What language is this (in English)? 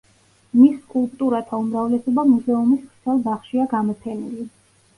Georgian